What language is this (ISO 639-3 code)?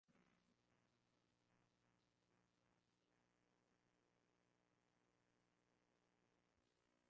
swa